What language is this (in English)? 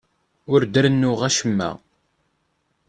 Kabyle